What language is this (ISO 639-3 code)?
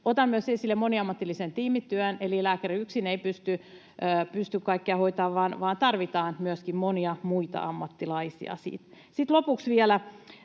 fin